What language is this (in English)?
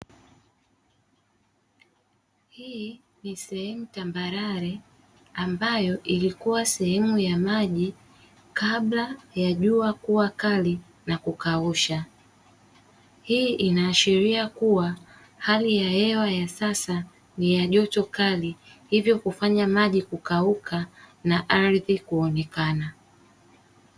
Swahili